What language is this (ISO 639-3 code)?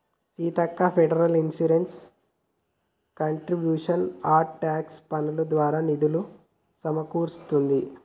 tel